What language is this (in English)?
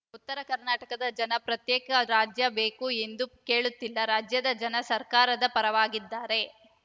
Kannada